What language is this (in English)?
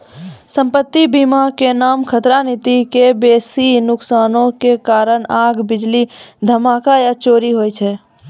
Maithili